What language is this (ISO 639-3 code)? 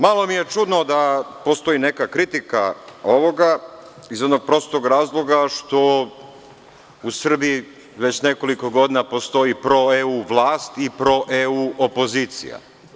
srp